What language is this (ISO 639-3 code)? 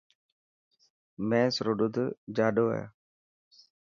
mki